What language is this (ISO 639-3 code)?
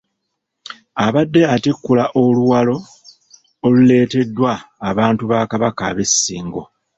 lug